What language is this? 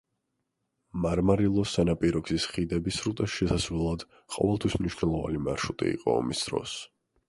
Georgian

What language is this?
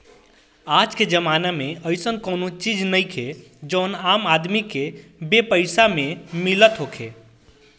Bhojpuri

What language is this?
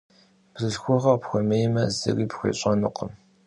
Kabardian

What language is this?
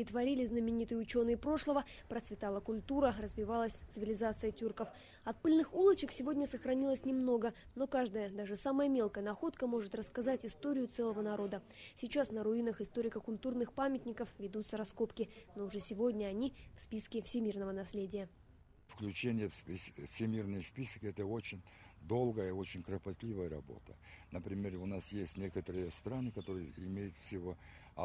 Russian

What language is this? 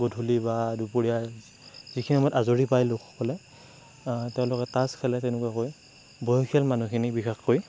Assamese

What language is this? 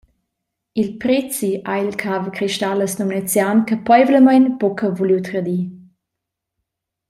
Romansh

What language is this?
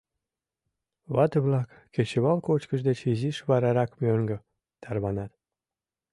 Mari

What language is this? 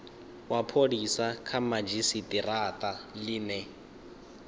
Venda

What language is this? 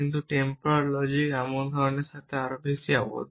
Bangla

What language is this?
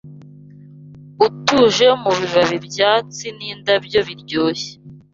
Kinyarwanda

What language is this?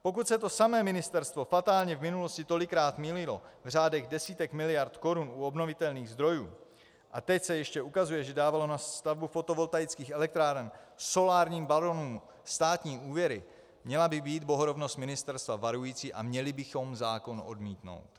Czech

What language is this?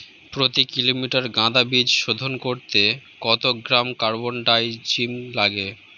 Bangla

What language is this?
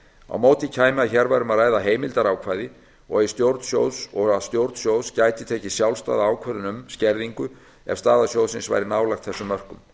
Icelandic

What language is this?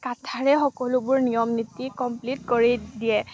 Assamese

